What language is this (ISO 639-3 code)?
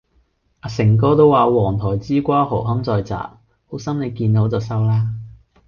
yue